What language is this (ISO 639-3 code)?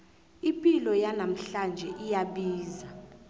nbl